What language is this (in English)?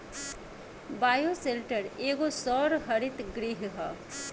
Bhojpuri